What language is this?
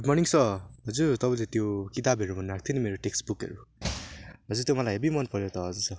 Nepali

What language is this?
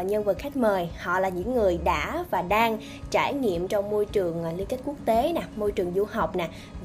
Vietnamese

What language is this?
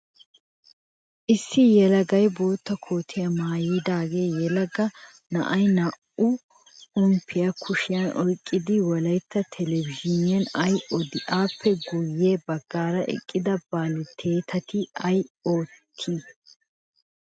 Wolaytta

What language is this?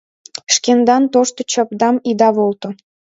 Mari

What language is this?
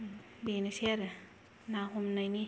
Bodo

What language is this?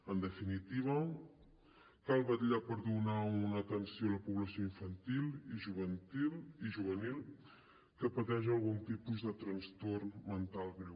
Catalan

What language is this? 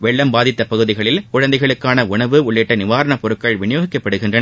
Tamil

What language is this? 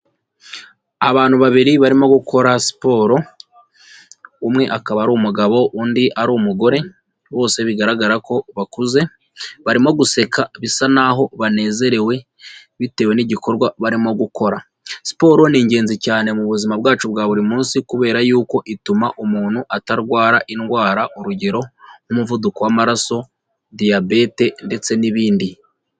Kinyarwanda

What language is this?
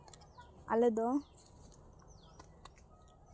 Santali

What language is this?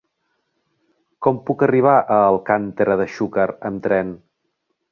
Catalan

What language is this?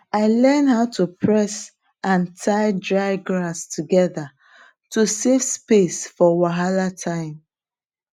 Nigerian Pidgin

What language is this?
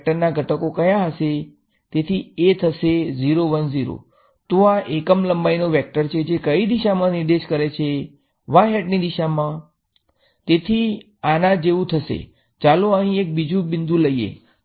Gujarati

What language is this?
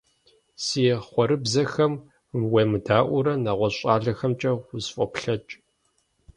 Kabardian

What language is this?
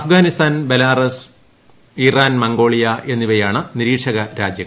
Malayalam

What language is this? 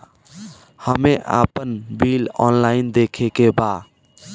Bhojpuri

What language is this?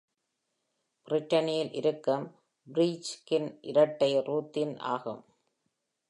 Tamil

